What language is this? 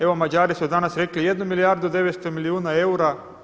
Croatian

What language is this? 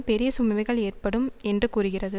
Tamil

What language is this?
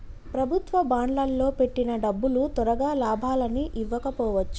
Telugu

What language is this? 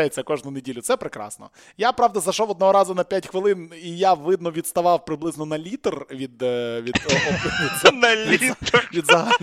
Ukrainian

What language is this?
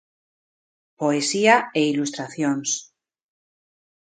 Galician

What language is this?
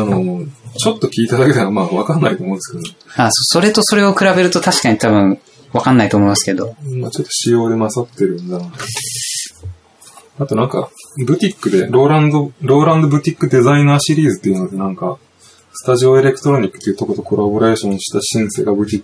Japanese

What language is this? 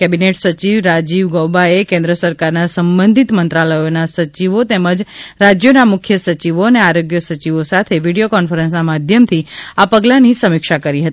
Gujarati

